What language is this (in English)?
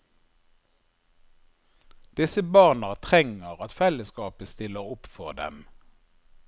Norwegian